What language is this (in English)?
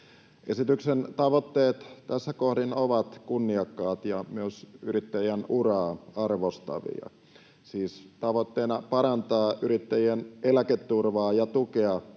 Finnish